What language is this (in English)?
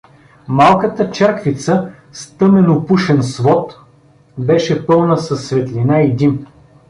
Bulgarian